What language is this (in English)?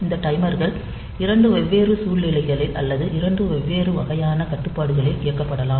Tamil